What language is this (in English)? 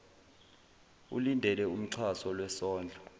Zulu